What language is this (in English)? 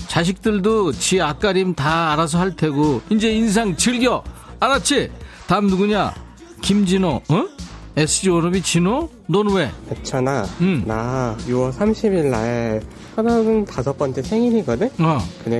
Korean